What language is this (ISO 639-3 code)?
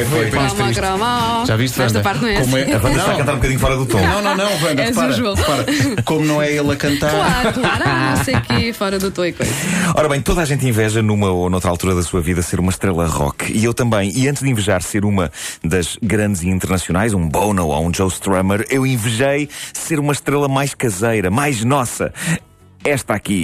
por